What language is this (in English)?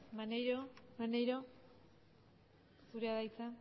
Basque